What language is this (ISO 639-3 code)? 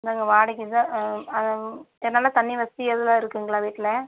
tam